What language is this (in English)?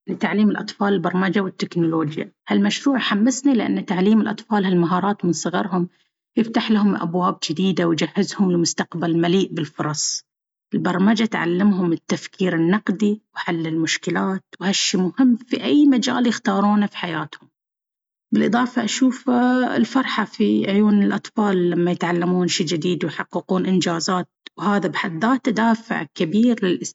Baharna Arabic